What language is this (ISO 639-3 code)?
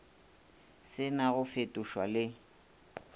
nso